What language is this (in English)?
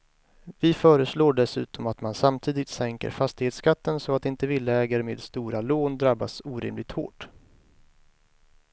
Swedish